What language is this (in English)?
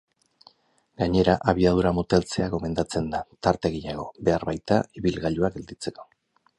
Basque